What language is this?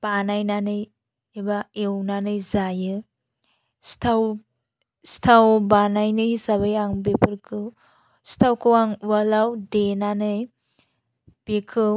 Bodo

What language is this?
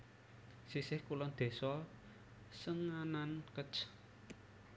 Javanese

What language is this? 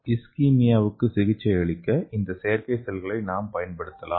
Tamil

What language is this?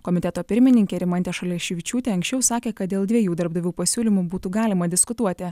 Lithuanian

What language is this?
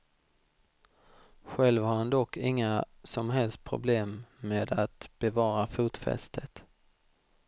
Swedish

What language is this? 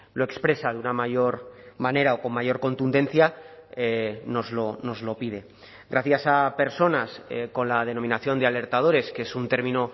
Spanish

